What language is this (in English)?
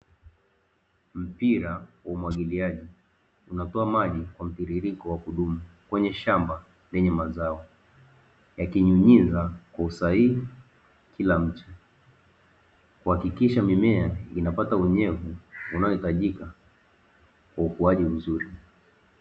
Swahili